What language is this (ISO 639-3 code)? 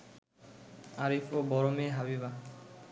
ben